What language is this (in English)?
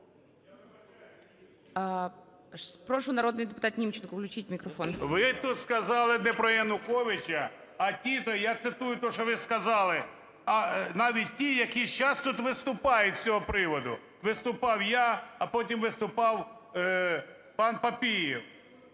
Ukrainian